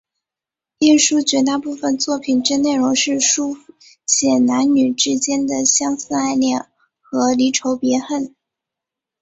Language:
Chinese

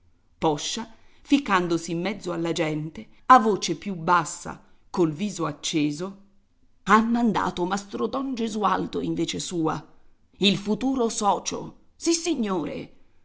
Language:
Italian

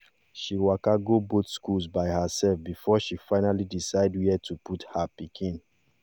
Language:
Nigerian Pidgin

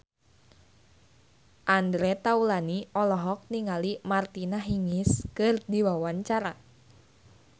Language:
Sundanese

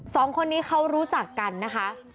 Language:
Thai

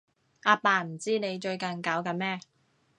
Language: Cantonese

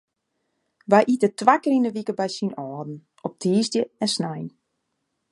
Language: Western Frisian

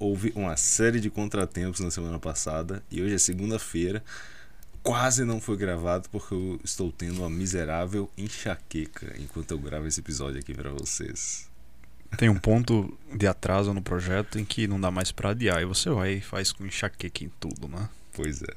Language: Portuguese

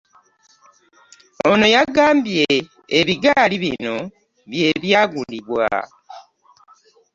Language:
Ganda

